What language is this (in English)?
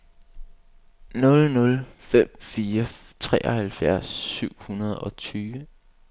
Danish